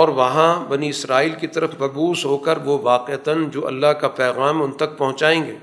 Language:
Urdu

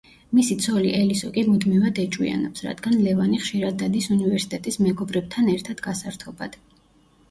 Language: Georgian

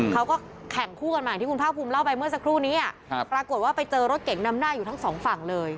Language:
Thai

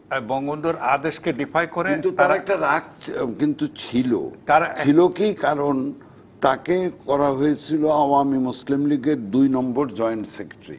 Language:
Bangla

